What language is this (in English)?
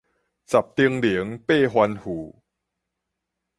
Min Nan Chinese